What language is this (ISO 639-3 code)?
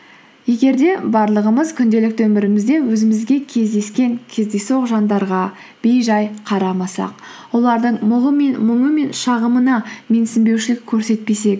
kaz